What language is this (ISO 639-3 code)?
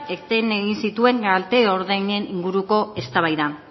eus